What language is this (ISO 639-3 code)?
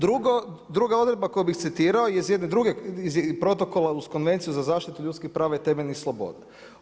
hrv